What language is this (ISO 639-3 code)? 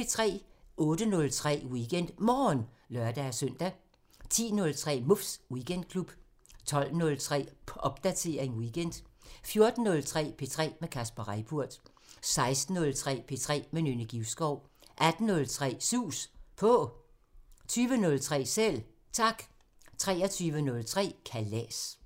dan